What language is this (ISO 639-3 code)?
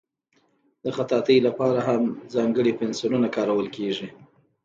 pus